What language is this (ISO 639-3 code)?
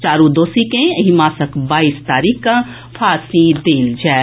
mai